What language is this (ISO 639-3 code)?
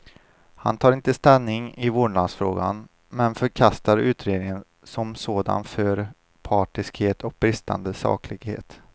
swe